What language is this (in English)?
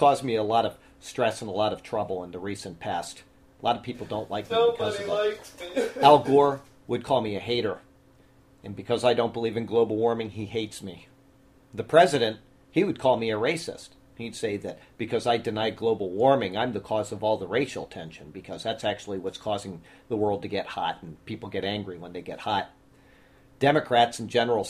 English